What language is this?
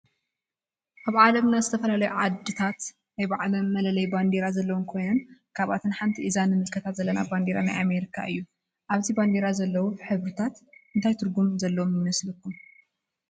Tigrinya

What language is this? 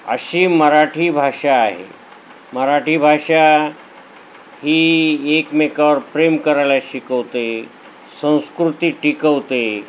Marathi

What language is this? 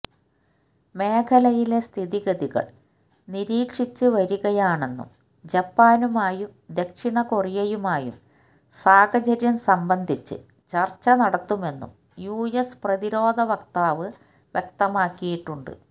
Malayalam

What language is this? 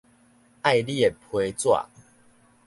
Min Nan Chinese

